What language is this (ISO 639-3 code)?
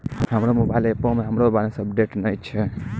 mai